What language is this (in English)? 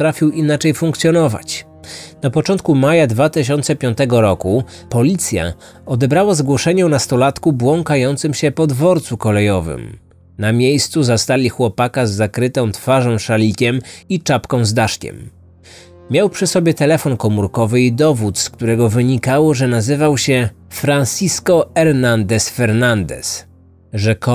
Polish